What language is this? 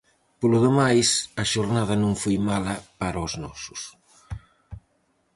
Galician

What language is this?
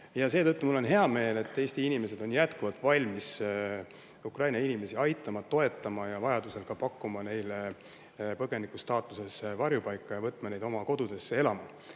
Estonian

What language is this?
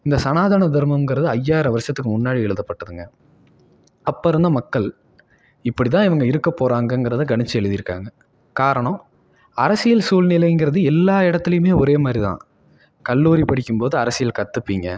Tamil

